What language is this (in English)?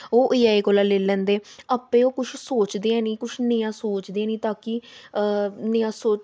Dogri